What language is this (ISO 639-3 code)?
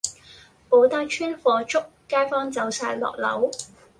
yue